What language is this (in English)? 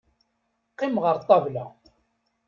Kabyle